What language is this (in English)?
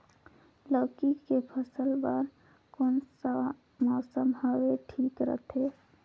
Chhattisgarhi